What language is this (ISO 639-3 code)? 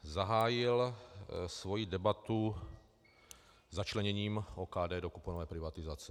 ces